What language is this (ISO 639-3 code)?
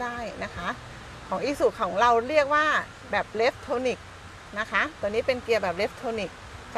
tha